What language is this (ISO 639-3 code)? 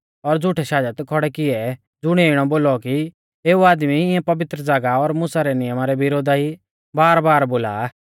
bfz